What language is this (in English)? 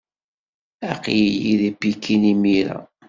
Kabyle